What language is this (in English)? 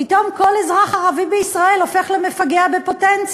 Hebrew